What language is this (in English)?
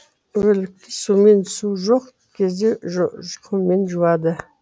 Kazakh